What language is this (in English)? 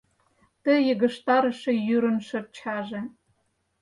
Mari